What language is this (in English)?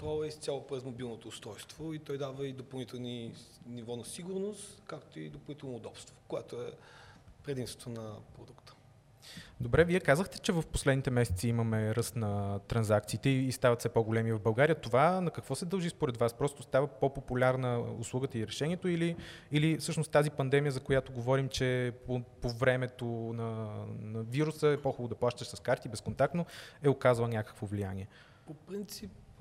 Bulgarian